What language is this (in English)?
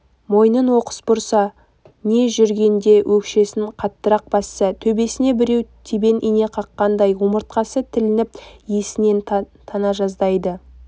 Kazakh